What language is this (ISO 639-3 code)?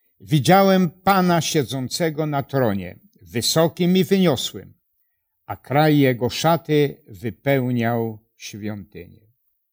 pol